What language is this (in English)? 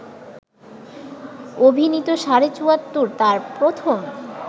Bangla